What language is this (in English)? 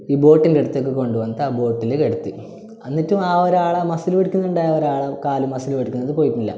Malayalam